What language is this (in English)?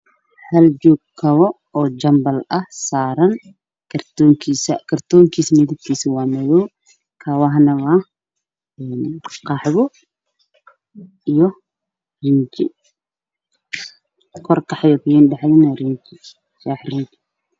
Somali